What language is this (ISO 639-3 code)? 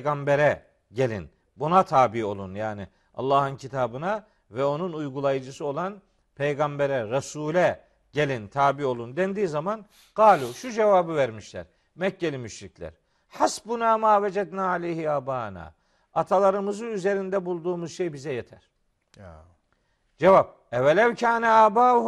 tur